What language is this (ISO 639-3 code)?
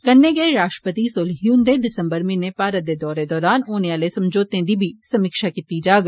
doi